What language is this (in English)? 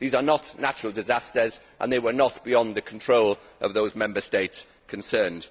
English